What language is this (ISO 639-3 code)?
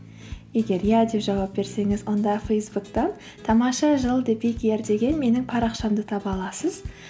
kaz